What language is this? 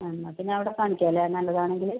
Malayalam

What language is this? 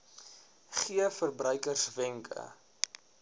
Afrikaans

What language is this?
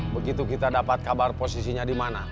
Indonesian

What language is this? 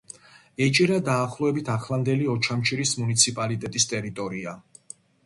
Georgian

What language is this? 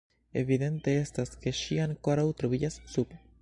Esperanto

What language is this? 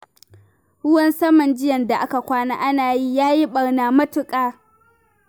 Hausa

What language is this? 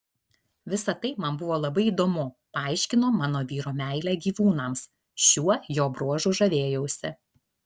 Lithuanian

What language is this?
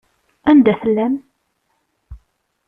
Kabyle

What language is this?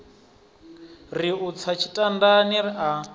Venda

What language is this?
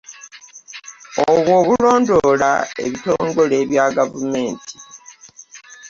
Ganda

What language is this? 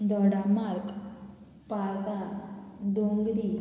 Konkani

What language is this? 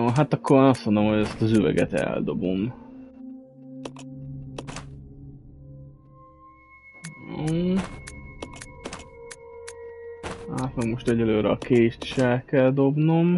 Hungarian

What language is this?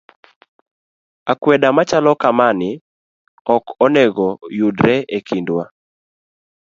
Luo (Kenya and Tanzania)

